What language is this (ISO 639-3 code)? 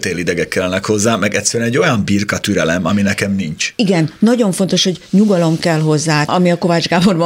hun